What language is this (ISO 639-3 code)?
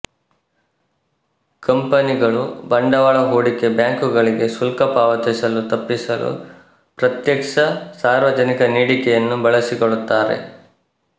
kan